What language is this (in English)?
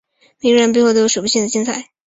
Chinese